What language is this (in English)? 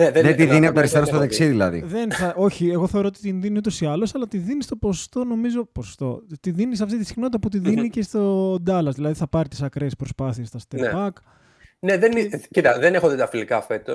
Greek